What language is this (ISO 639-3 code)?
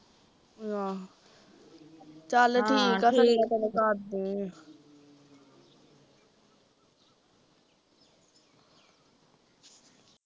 pan